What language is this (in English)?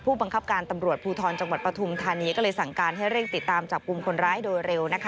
Thai